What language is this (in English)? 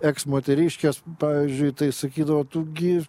Lithuanian